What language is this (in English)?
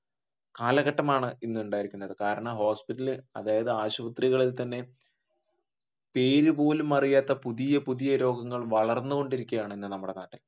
Malayalam